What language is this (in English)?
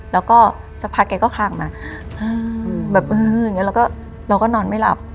Thai